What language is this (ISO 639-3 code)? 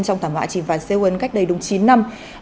vie